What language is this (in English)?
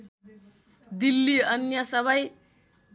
Nepali